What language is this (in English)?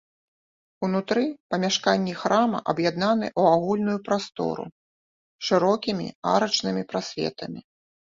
Belarusian